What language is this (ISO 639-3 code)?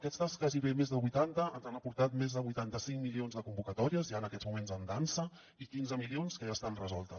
cat